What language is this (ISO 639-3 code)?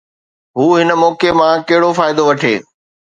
snd